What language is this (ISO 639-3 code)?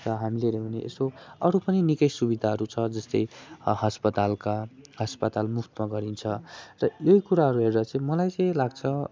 nep